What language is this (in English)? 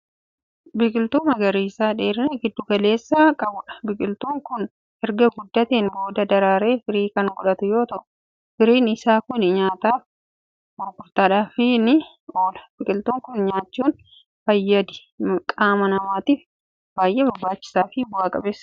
Oromo